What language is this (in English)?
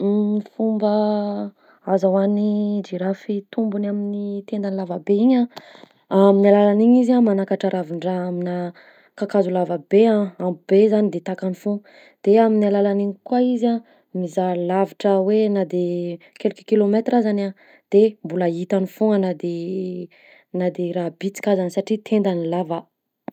Southern Betsimisaraka Malagasy